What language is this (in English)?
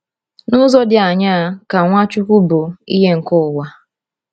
Igbo